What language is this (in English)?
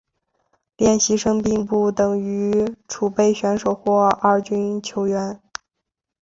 Chinese